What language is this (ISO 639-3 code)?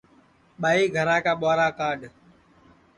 ssi